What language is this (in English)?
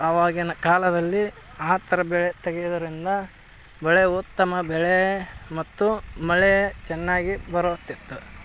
Kannada